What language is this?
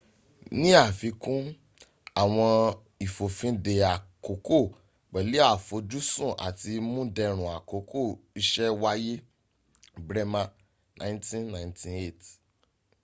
Yoruba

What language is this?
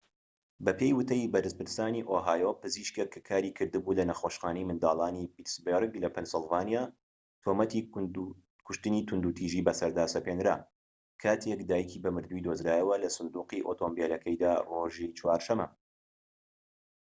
Central Kurdish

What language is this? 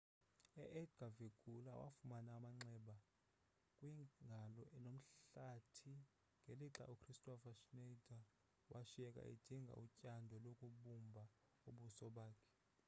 Xhosa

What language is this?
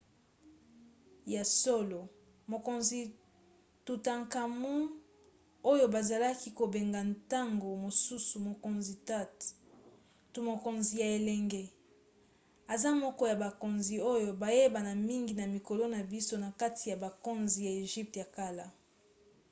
Lingala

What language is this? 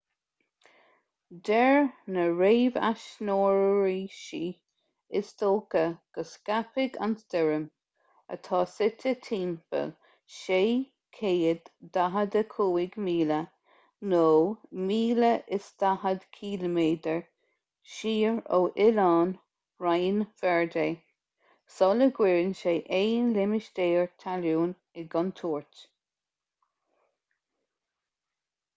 Irish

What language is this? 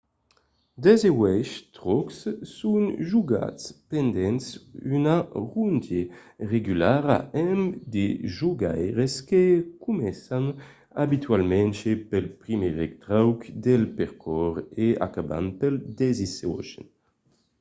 Occitan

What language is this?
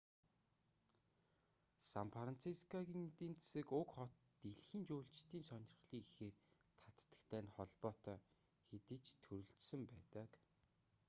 Mongolian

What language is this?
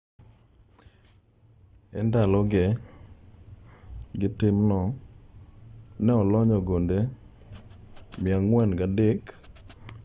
Luo (Kenya and Tanzania)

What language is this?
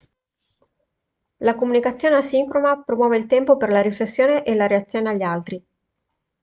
Italian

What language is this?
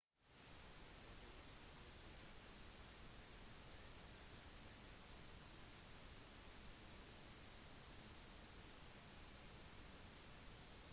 Norwegian Bokmål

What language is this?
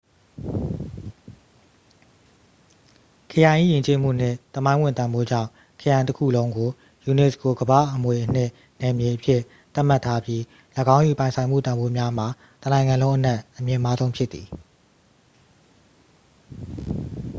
Burmese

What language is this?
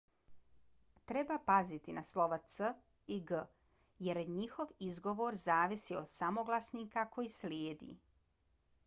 Bosnian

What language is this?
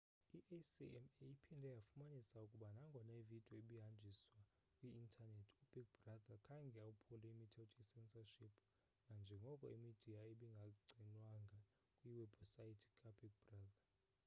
Xhosa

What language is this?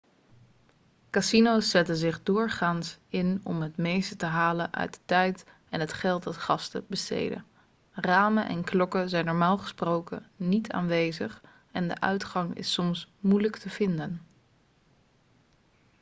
Dutch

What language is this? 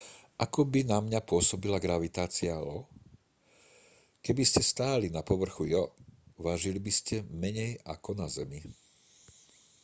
Slovak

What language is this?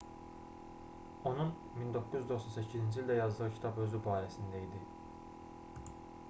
Azerbaijani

